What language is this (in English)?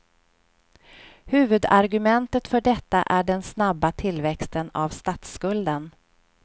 Swedish